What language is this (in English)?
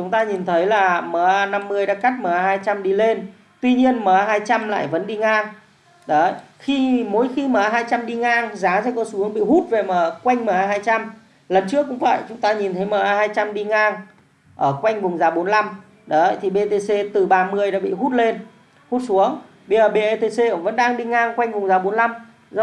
Vietnamese